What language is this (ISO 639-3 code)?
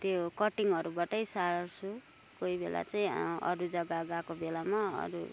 nep